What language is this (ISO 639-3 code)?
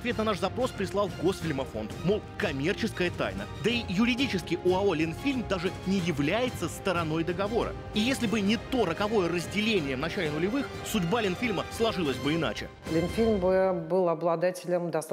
rus